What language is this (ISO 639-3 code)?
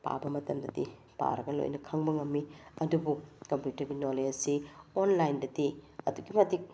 mni